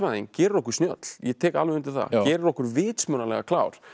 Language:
Icelandic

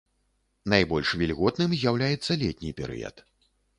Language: Belarusian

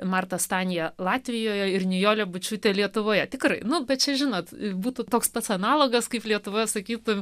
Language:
Lithuanian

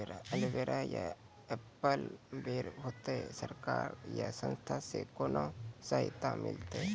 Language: Maithili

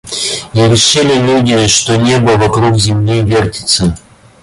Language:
Russian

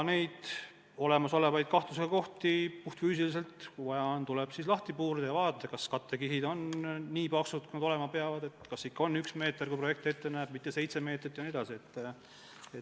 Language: Estonian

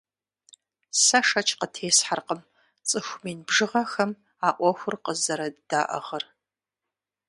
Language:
Kabardian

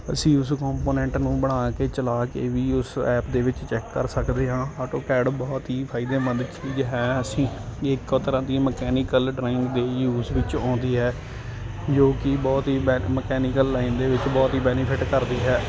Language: Punjabi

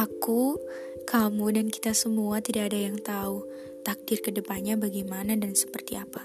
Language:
Indonesian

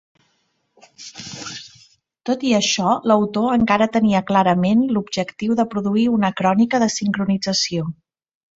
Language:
Catalan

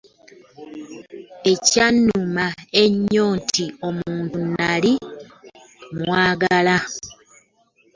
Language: Ganda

